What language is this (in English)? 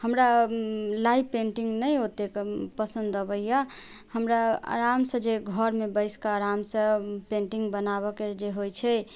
Maithili